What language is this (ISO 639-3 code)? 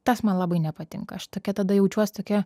lit